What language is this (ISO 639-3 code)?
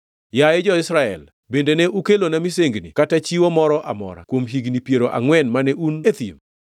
luo